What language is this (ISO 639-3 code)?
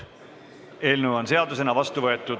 est